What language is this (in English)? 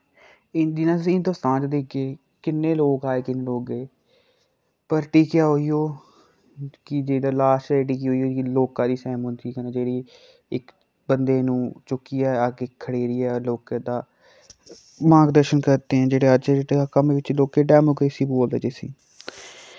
Dogri